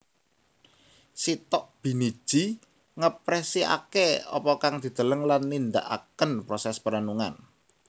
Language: Javanese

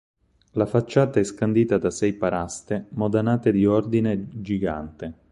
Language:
Italian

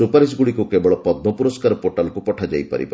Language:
Odia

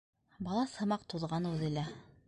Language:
Bashkir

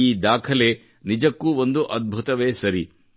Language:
Kannada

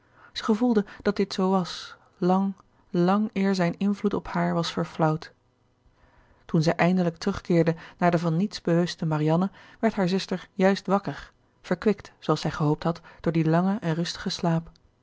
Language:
Dutch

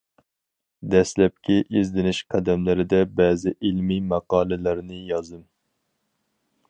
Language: Uyghur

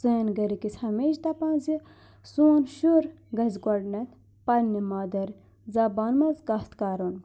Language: Kashmiri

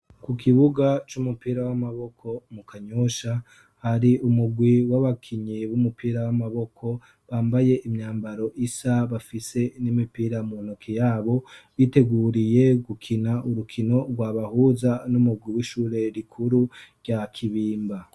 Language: Rundi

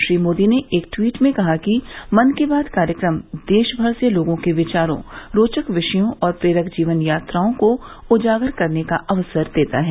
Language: Hindi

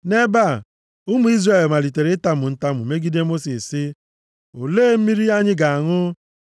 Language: Igbo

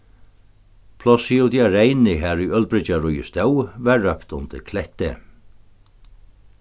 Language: Faroese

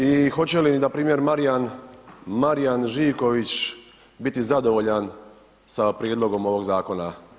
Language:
Croatian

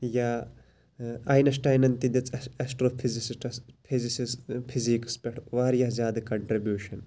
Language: Kashmiri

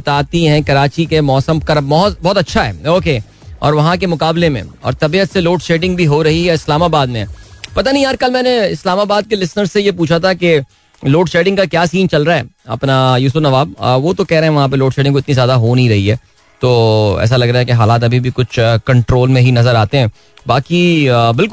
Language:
Hindi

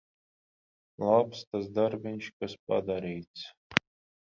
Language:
Latvian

